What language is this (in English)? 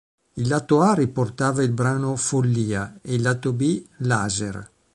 Italian